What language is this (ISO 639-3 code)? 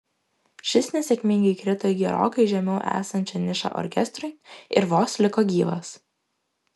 lit